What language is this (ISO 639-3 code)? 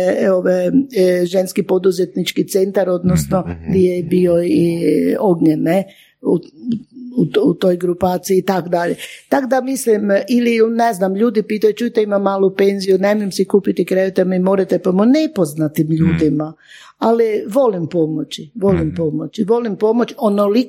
hrv